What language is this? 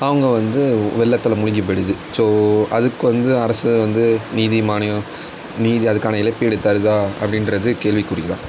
Tamil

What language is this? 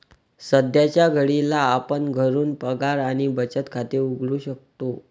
Marathi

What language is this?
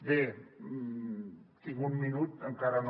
Catalan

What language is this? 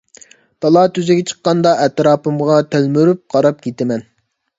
Uyghur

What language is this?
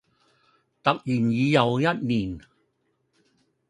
Cantonese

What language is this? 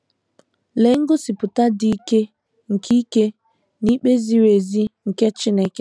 Igbo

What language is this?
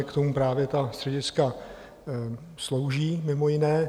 Czech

